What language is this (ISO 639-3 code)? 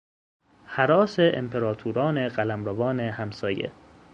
fas